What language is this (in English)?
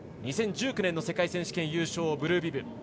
Japanese